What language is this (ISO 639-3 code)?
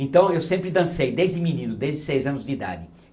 por